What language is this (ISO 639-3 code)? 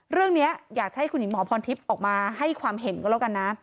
tha